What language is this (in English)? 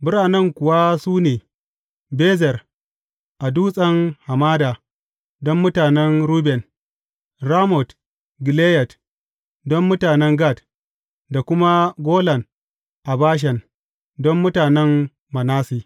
Hausa